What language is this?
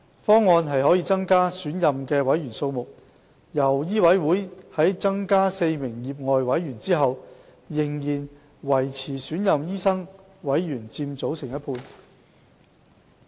Cantonese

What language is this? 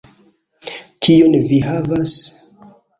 Esperanto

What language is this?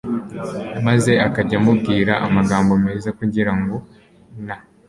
Kinyarwanda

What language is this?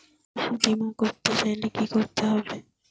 Bangla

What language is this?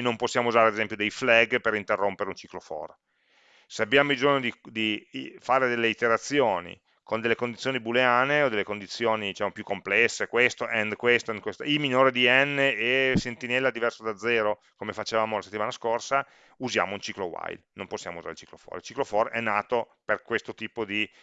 Italian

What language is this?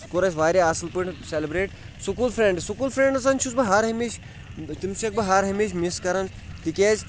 Kashmiri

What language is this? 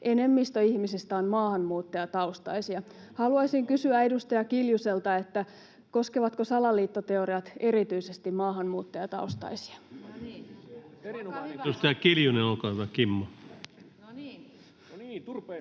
Finnish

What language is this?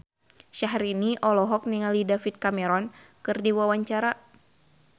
Sundanese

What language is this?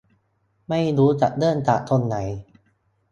Thai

